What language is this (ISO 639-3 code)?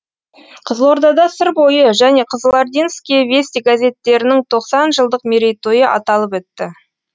kaz